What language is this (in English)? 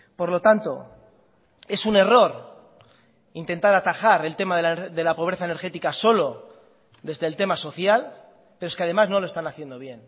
Spanish